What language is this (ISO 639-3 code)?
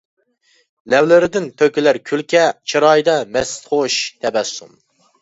uig